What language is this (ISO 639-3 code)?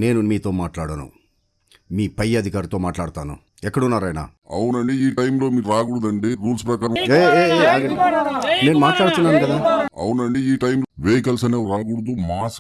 tel